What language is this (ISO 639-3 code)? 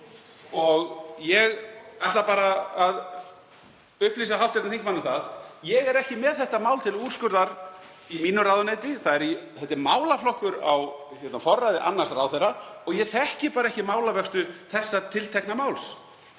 isl